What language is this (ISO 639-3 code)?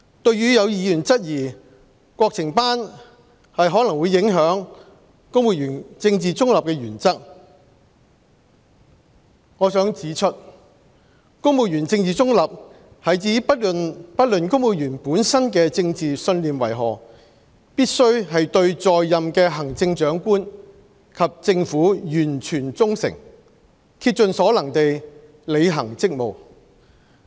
yue